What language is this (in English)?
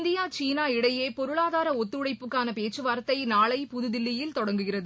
Tamil